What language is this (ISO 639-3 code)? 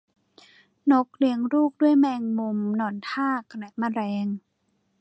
tha